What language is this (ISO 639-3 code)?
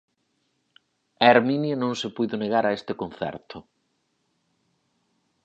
glg